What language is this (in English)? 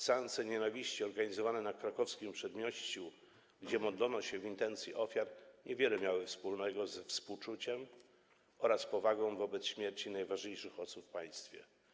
Polish